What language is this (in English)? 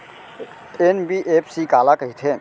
Chhattisgarhi